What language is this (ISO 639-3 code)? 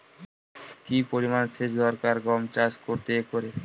ben